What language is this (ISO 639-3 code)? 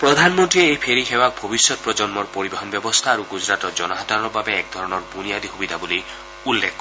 asm